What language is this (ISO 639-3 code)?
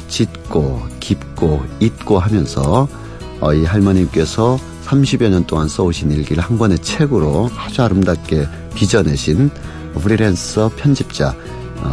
kor